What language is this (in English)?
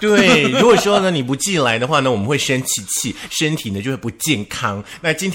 Chinese